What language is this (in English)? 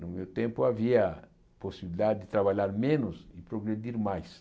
Portuguese